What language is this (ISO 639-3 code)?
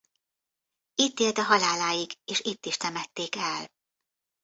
hun